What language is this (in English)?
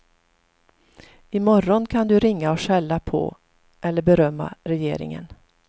Swedish